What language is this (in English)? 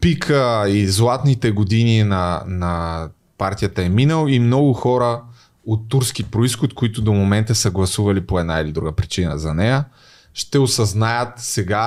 Bulgarian